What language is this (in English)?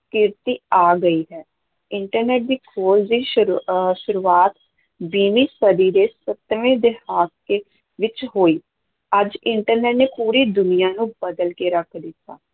Punjabi